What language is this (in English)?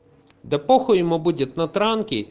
Russian